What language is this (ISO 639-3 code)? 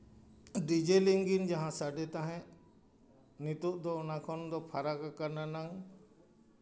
sat